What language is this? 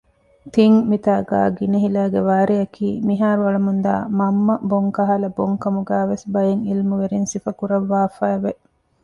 Divehi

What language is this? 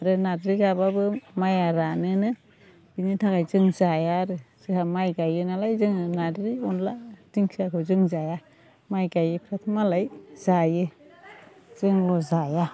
Bodo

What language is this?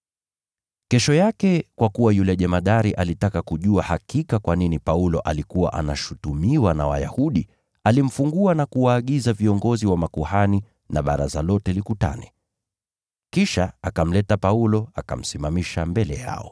Swahili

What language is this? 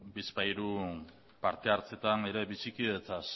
Basque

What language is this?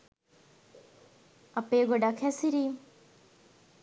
Sinhala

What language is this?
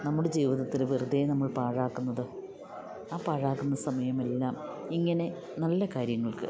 Malayalam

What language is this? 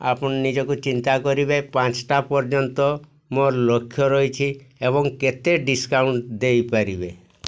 Odia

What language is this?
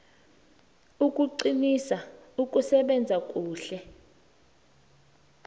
South Ndebele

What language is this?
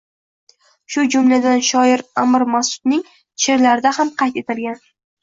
Uzbek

